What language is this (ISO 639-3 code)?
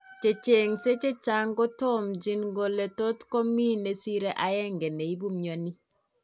kln